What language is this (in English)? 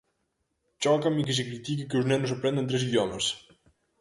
Galician